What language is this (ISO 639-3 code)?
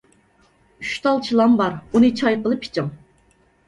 uig